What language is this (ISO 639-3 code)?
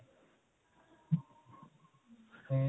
pan